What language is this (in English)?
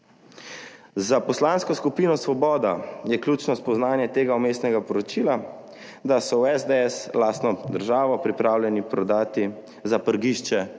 Slovenian